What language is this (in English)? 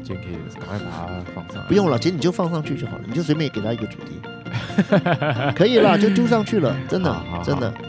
Chinese